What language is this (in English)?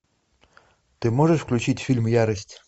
Russian